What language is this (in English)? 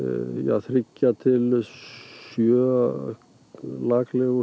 Icelandic